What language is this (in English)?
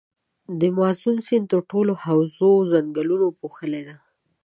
Pashto